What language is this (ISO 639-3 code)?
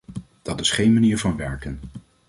nld